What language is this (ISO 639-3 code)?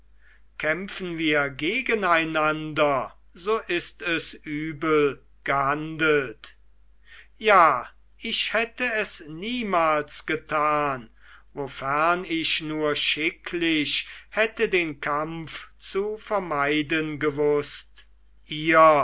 deu